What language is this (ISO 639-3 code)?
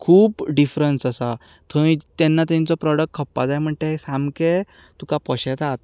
kok